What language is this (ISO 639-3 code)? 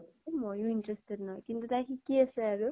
asm